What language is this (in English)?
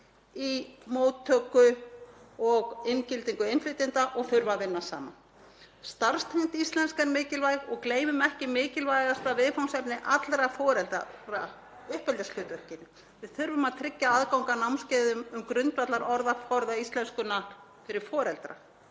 Icelandic